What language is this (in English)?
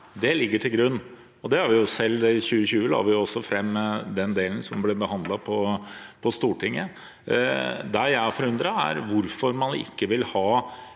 Norwegian